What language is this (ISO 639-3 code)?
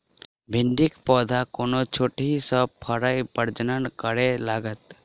mai